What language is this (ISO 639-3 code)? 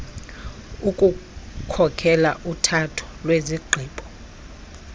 xho